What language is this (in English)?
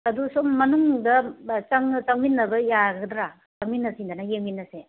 Manipuri